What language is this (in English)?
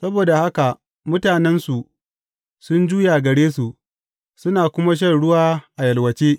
Hausa